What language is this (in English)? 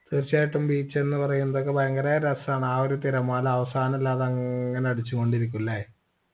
Malayalam